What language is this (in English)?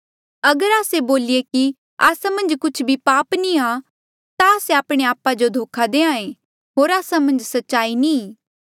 Mandeali